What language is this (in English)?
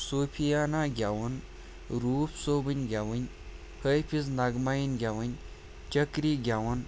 Kashmiri